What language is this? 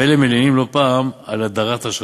Hebrew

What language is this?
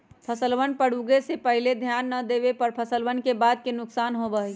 Magahi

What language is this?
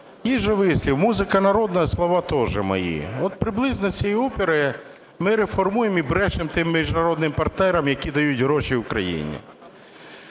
Ukrainian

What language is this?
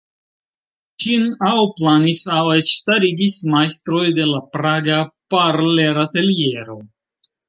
Esperanto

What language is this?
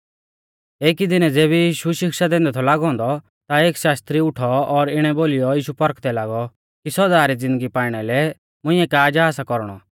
Mahasu Pahari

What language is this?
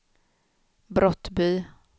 Swedish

